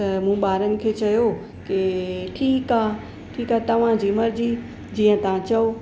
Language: Sindhi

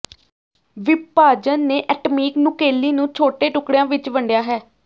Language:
Punjabi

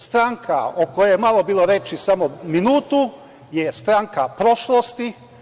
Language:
Serbian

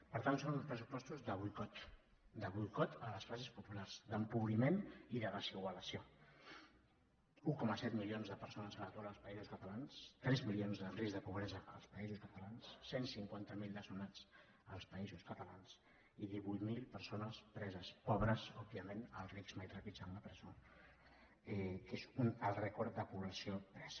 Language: Catalan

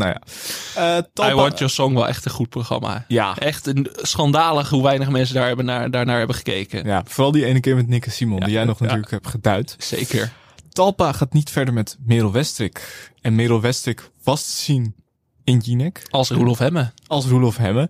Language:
Dutch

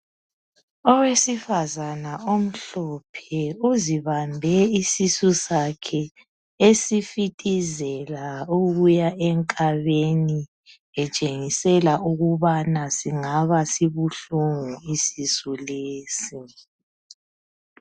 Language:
North Ndebele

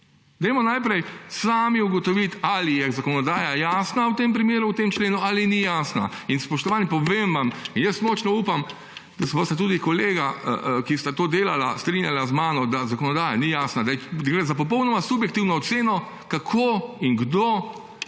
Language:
Slovenian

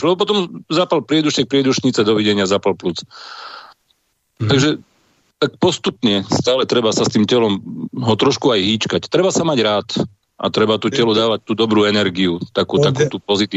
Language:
Slovak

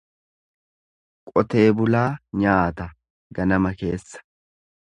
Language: Oromo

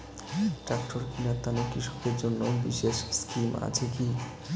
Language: Bangla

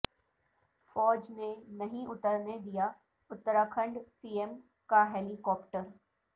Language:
Urdu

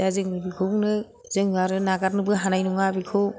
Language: Bodo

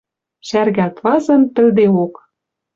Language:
Western Mari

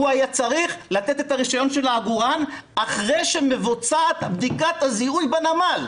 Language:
Hebrew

